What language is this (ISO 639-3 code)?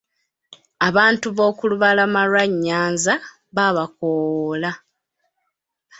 lug